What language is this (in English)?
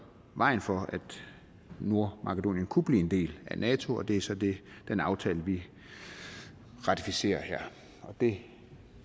Danish